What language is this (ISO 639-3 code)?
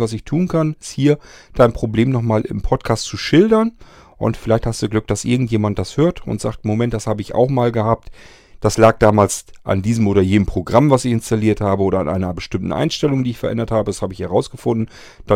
deu